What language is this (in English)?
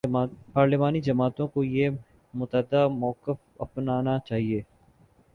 Urdu